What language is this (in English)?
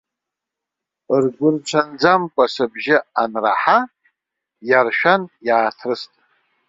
Abkhazian